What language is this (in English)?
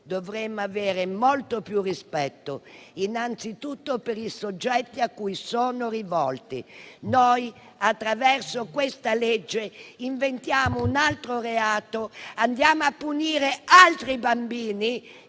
Italian